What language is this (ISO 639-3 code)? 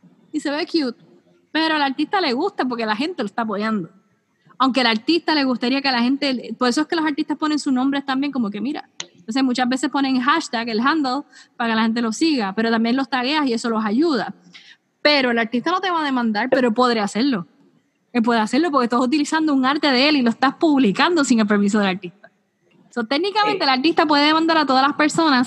spa